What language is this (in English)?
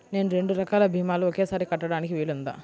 Telugu